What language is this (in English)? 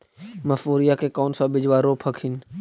Magahi